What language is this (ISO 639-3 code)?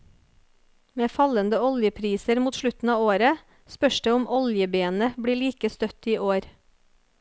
nor